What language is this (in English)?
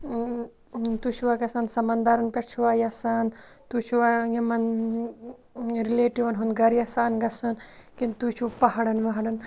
Kashmiri